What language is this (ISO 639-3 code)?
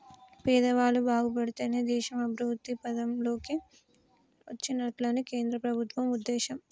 tel